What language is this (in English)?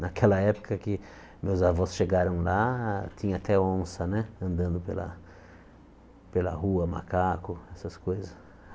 Portuguese